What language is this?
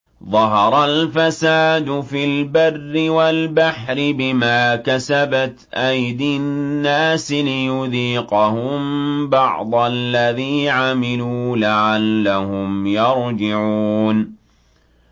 Arabic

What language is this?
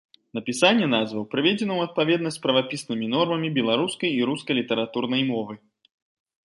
Belarusian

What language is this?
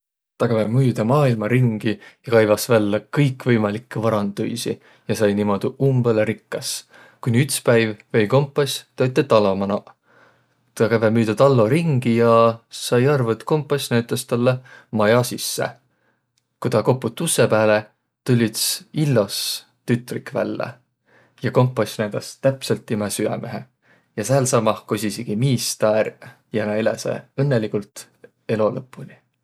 Võro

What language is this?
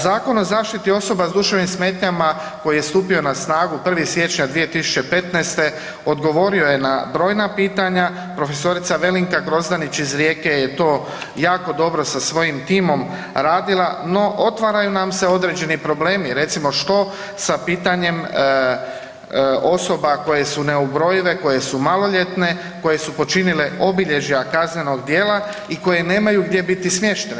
Croatian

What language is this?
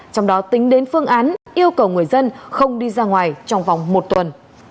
Vietnamese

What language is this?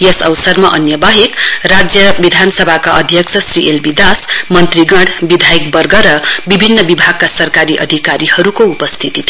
Nepali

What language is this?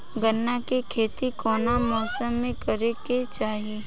Bhojpuri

